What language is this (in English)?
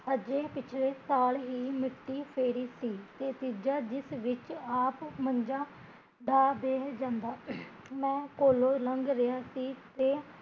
Punjabi